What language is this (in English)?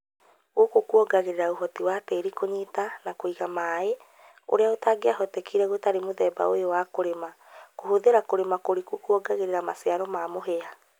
Kikuyu